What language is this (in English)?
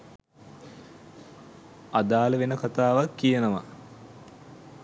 Sinhala